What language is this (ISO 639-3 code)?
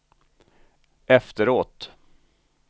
swe